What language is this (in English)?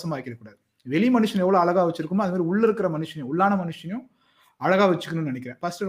Tamil